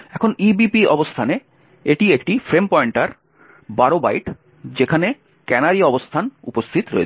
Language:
Bangla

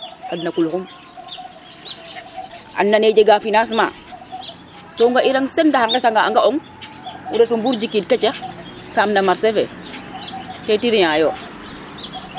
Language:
Serer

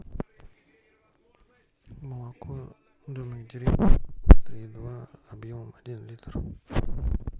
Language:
Russian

